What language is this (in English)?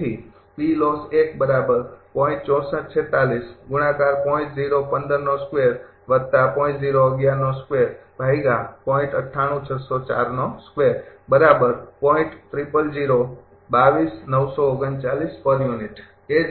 Gujarati